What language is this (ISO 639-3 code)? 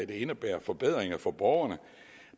dan